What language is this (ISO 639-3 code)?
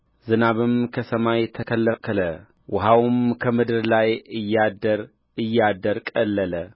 amh